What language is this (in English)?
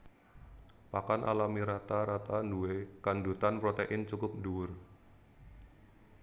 Javanese